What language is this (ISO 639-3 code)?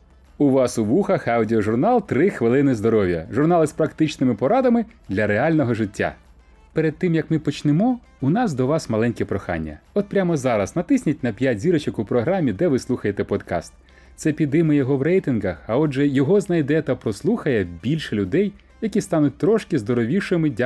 ukr